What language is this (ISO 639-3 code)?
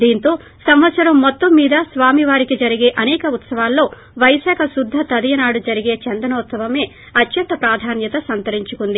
tel